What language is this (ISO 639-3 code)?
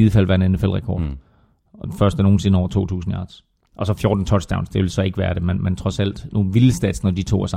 dan